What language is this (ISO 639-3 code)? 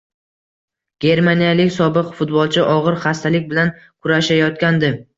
uzb